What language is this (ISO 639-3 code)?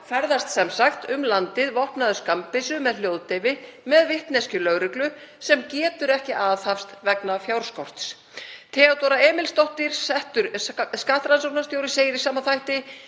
isl